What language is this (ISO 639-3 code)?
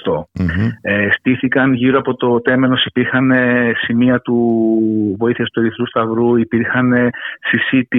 ell